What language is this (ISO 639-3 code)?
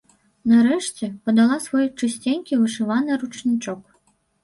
bel